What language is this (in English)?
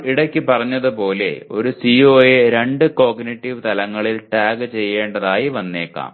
Malayalam